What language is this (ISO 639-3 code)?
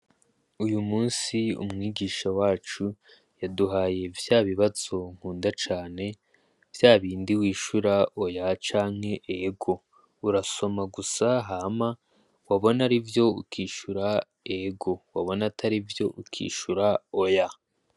run